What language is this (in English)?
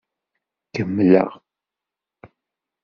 Kabyle